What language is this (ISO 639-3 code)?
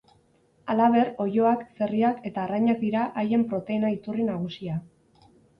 eus